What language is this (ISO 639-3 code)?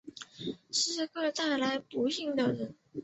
zho